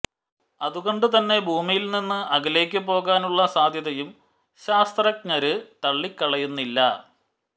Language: Malayalam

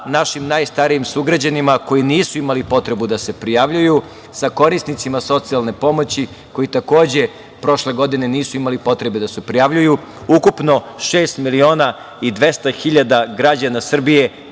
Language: Serbian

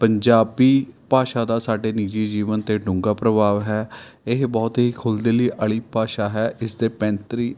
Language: Punjabi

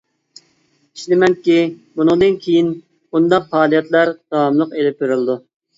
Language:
Uyghur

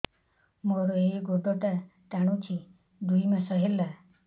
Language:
Odia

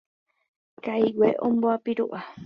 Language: Guarani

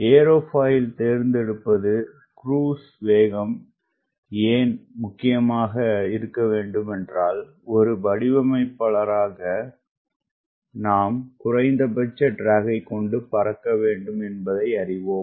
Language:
Tamil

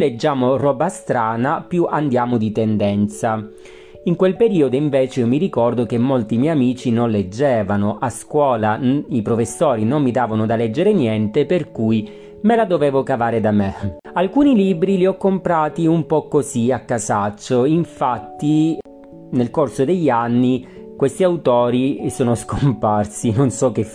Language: Italian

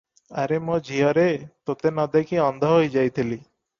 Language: Odia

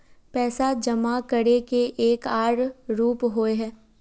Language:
Magahi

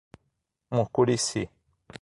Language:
Portuguese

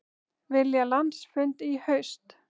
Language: Icelandic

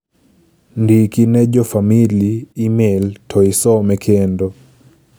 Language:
Luo (Kenya and Tanzania)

